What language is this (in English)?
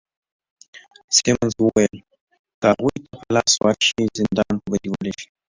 Pashto